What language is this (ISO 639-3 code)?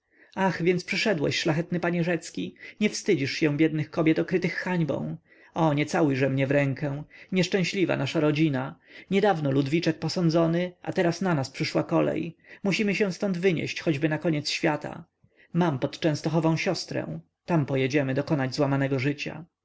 pol